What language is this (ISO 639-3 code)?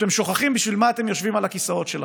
heb